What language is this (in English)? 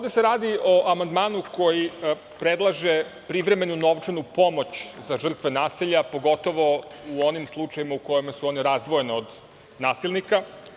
Serbian